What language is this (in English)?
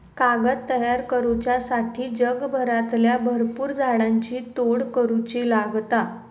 Marathi